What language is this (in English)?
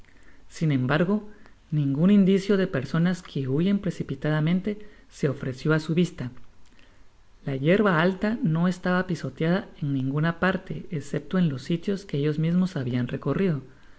Spanish